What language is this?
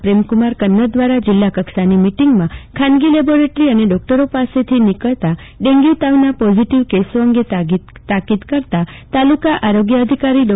Gujarati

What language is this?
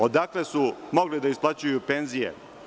Serbian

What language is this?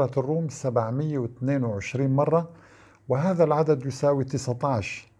Arabic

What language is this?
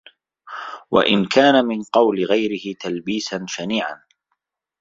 Arabic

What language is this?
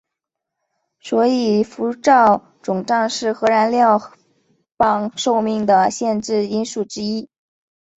Chinese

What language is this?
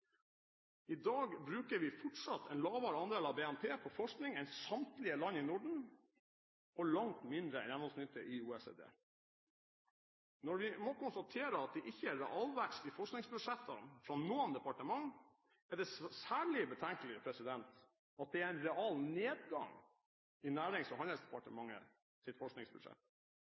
Norwegian Bokmål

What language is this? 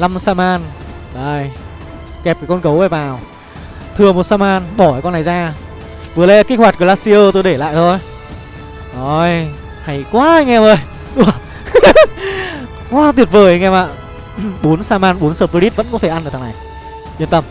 Vietnamese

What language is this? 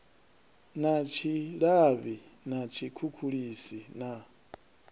Venda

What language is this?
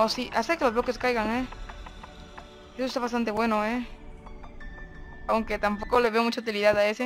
Spanish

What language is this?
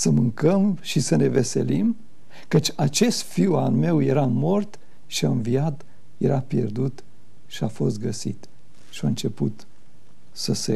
Romanian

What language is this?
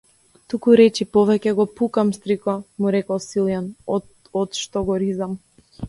Macedonian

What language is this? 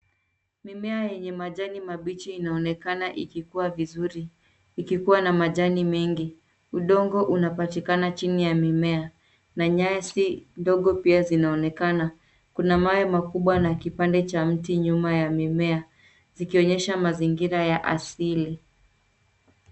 Swahili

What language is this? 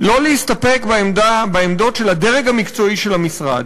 Hebrew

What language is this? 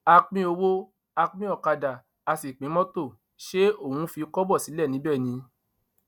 Yoruba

